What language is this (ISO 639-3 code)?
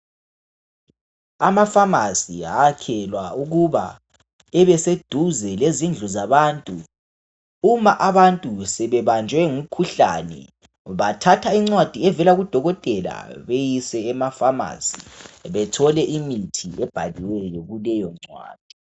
nde